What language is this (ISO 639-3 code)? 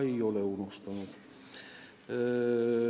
est